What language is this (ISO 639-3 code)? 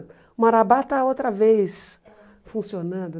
por